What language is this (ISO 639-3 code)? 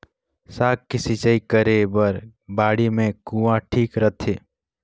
hne